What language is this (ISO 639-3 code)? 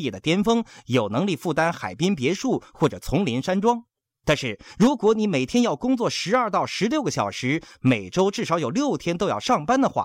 zho